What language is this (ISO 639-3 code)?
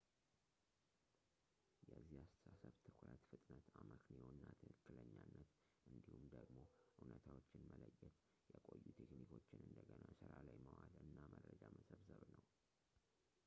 amh